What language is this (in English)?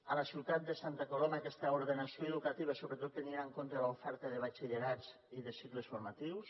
Catalan